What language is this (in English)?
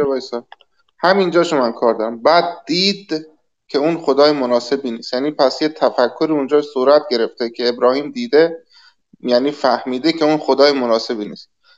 Persian